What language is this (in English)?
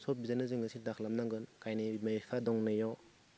Bodo